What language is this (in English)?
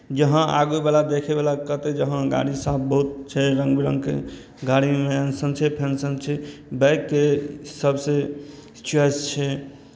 Maithili